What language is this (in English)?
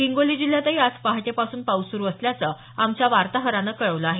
Marathi